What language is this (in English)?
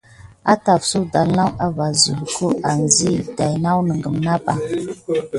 Gidar